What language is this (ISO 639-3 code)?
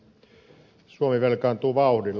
fin